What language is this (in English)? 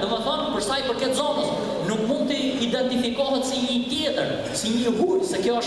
Arabic